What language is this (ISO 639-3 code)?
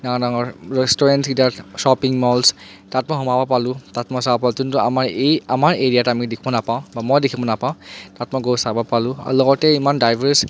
asm